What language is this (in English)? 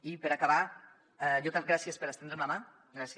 Catalan